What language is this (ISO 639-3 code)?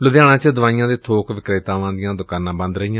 pan